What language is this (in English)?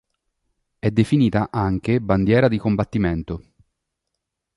Italian